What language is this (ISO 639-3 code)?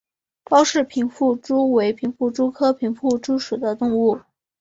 zho